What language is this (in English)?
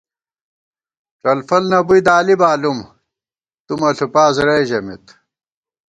Gawar-Bati